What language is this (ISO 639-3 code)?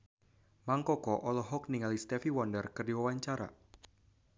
sun